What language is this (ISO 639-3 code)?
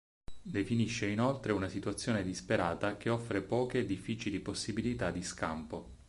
ita